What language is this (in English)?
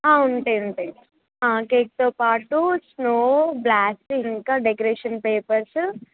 Telugu